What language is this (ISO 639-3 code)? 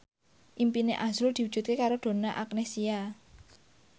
jav